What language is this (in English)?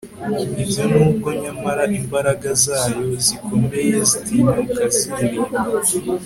Kinyarwanda